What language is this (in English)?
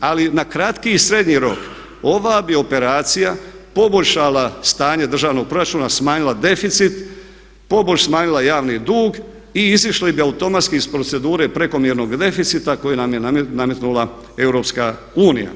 Croatian